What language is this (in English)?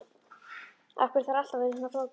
Icelandic